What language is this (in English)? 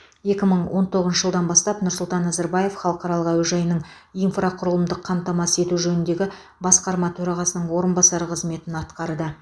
Kazakh